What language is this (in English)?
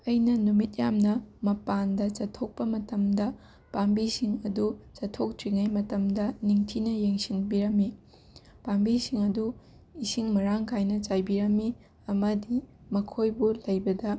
Manipuri